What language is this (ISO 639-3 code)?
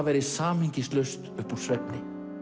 isl